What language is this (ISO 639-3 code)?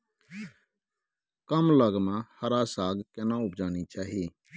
mai